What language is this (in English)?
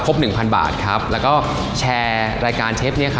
Thai